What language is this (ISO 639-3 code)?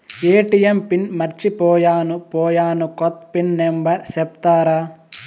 tel